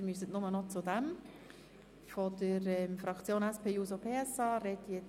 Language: Swiss German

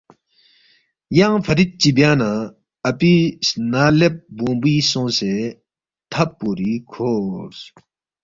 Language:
Balti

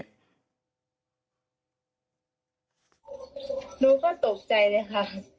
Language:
Thai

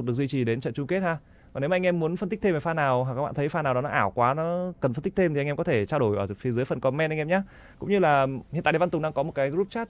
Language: Vietnamese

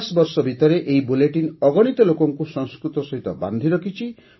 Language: Odia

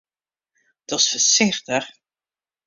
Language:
Western Frisian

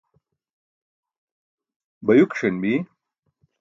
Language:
Burushaski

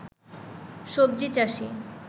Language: Bangla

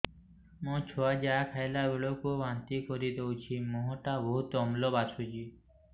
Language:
Odia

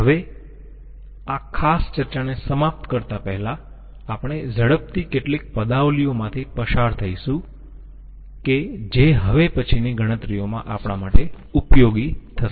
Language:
Gujarati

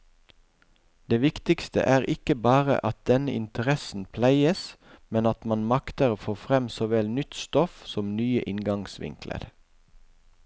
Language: Norwegian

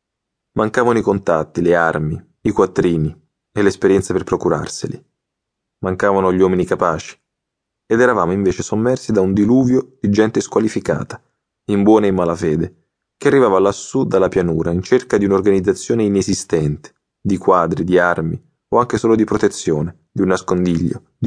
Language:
Italian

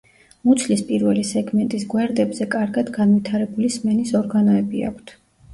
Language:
Georgian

